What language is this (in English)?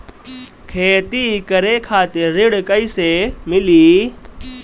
Bhojpuri